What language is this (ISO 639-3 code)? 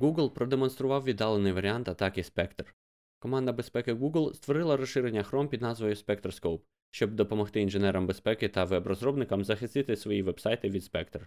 ukr